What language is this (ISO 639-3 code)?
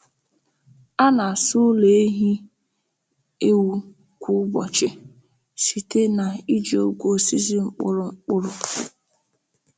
ibo